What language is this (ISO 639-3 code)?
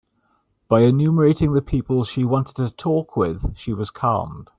eng